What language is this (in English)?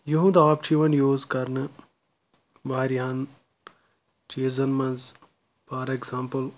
Kashmiri